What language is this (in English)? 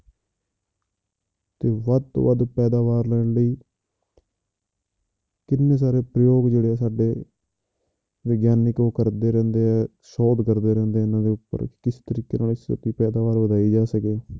Punjabi